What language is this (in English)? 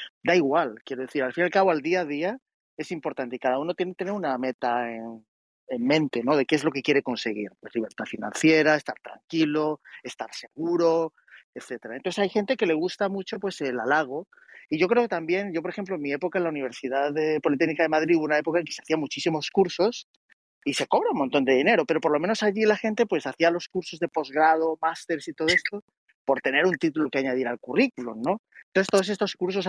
Spanish